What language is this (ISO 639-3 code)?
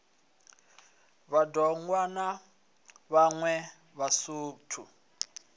ven